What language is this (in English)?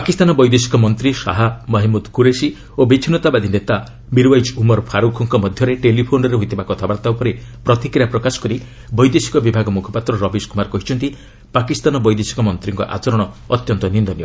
Odia